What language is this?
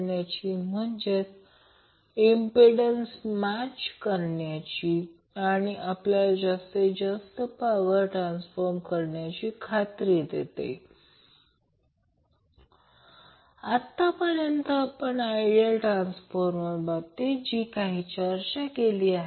Marathi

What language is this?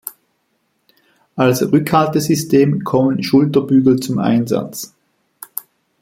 German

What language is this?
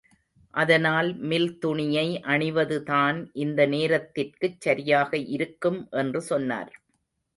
Tamil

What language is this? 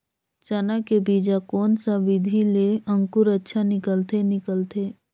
Chhattisgarhi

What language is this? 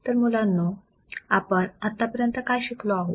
Marathi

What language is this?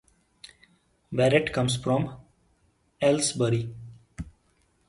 English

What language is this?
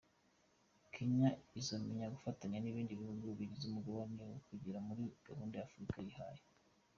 Kinyarwanda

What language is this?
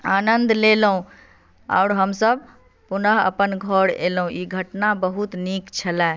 Maithili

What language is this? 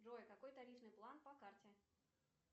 Russian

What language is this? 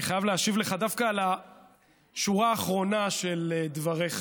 Hebrew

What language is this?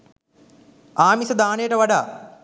Sinhala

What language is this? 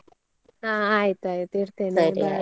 Kannada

